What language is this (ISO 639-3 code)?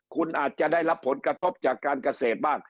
tha